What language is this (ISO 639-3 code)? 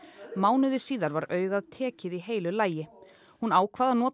isl